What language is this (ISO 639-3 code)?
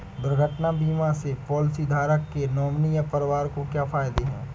hin